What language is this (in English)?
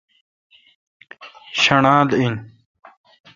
Kalkoti